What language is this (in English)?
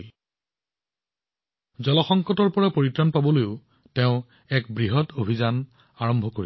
Assamese